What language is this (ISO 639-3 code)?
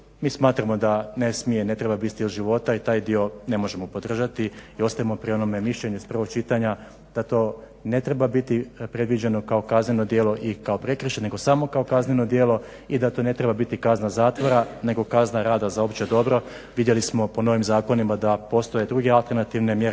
hrv